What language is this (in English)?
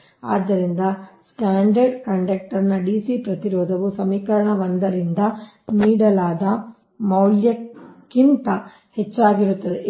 Kannada